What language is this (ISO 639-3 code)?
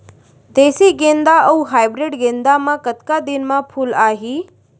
hne